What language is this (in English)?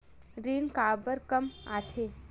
Chhattisgarhi